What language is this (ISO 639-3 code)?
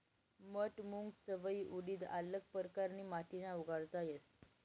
mar